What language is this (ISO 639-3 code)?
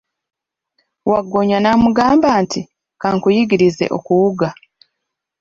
lug